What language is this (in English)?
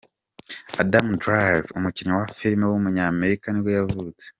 Kinyarwanda